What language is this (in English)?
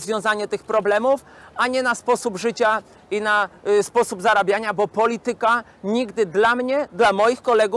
Polish